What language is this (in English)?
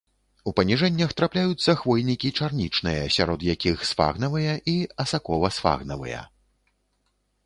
Belarusian